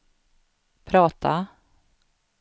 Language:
Swedish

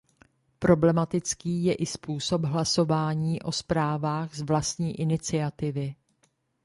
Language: Czech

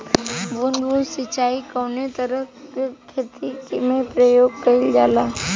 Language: Bhojpuri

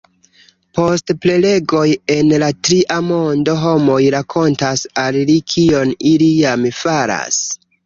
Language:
Esperanto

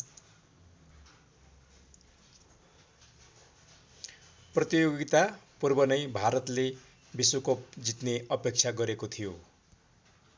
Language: Nepali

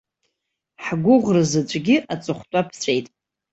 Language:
Abkhazian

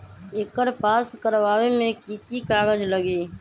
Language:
Magahi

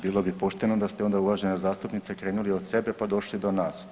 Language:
Croatian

